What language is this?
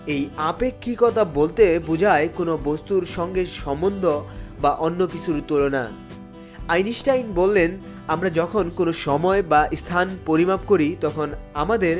Bangla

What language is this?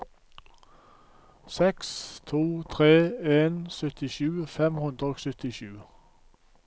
Norwegian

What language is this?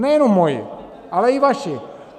Czech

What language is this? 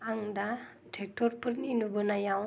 Bodo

